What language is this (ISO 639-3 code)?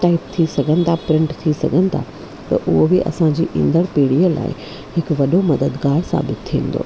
snd